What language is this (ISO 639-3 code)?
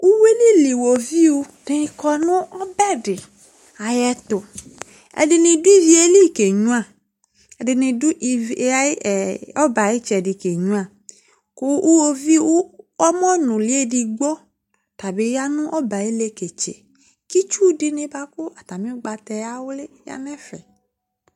kpo